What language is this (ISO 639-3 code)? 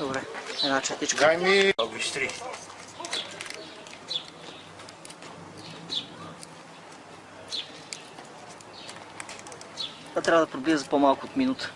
bul